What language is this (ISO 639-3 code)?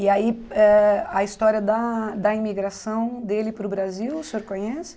por